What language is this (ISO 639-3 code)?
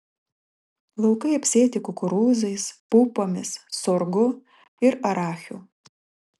lit